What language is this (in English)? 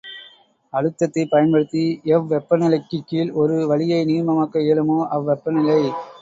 Tamil